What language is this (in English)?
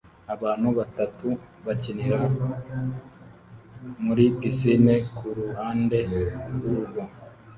Kinyarwanda